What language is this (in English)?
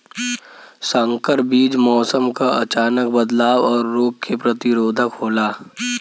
Bhojpuri